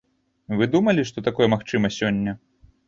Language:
Belarusian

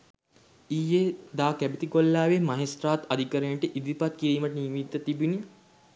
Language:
Sinhala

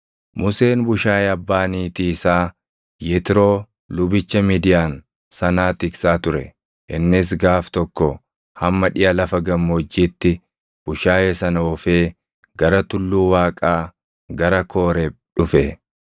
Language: Oromo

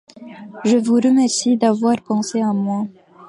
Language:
French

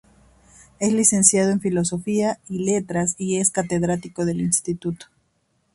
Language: Spanish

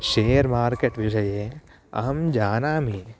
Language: Sanskrit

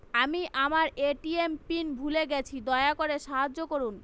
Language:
Bangla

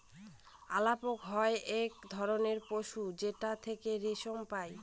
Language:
Bangla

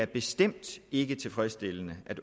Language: Danish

